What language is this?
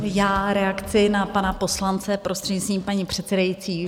Czech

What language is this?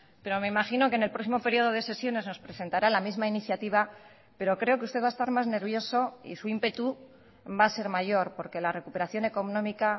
Spanish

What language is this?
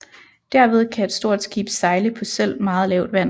Danish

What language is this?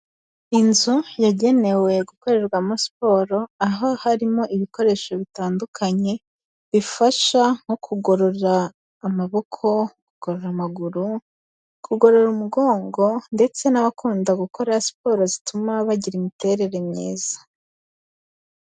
Kinyarwanda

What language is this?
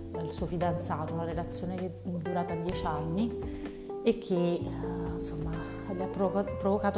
Italian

